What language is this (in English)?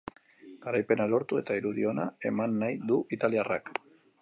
Basque